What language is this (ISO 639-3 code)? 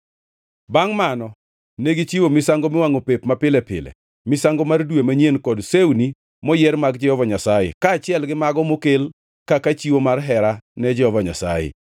luo